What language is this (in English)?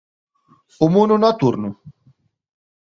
Galician